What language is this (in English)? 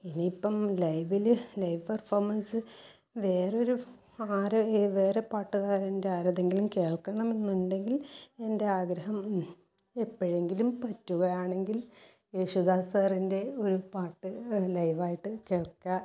Malayalam